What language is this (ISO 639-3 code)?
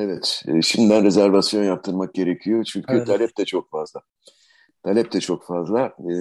tur